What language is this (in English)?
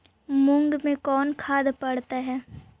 Magahi